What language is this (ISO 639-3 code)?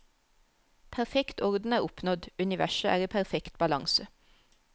nor